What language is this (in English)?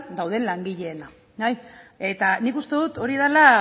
Basque